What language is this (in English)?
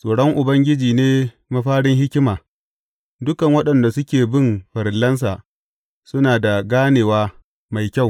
Hausa